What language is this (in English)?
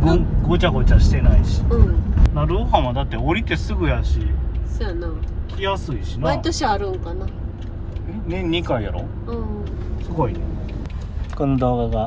Japanese